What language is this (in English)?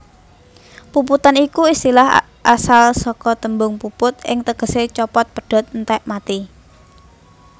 Javanese